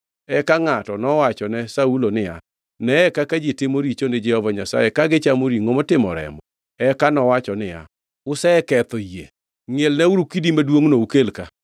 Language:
Luo (Kenya and Tanzania)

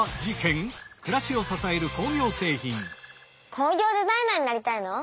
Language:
Japanese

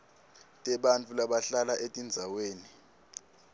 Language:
Swati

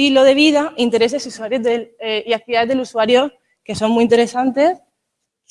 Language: Spanish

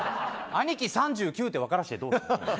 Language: Japanese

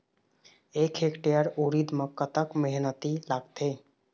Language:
Chhattisgarhi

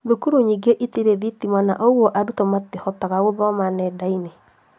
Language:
Kikuyu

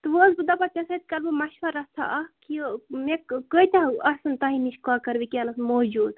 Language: Kashmiri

